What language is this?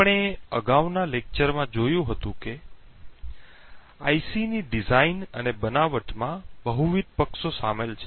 Gujarati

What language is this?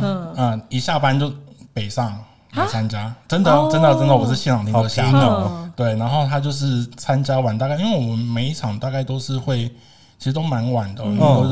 Chinese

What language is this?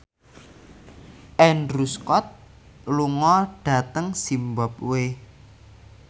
Javanese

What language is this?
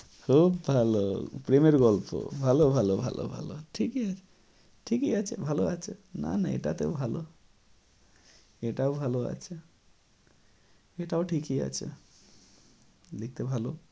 Bangla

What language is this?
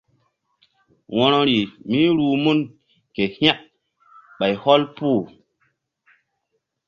Mbum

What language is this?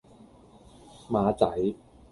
Cantonese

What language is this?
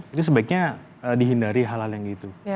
Indonesian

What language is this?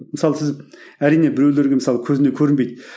Kazakh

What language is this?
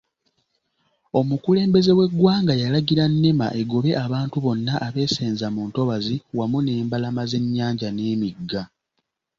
Ganda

